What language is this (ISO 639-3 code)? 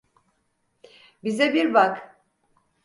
tur